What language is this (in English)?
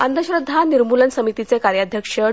Marathi